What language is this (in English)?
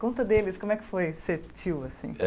Portuguese